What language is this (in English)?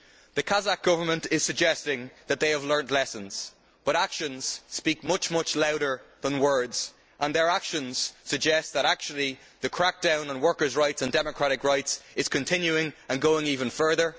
English